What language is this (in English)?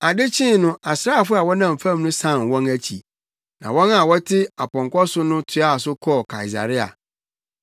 Akan